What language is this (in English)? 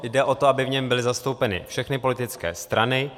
Czech